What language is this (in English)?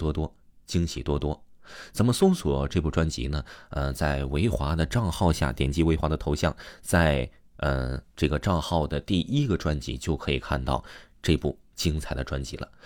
Chinese